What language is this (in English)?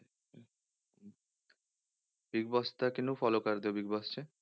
Punjabi